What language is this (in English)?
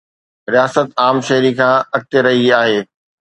Sindhi